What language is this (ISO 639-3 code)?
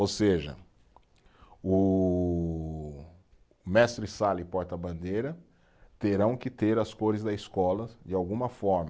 por